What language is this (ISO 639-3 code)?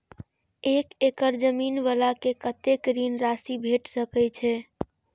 mai